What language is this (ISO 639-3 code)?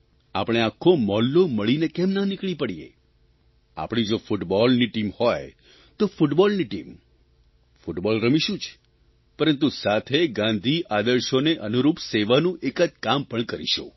guj